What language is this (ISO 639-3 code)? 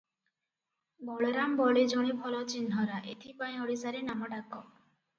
ori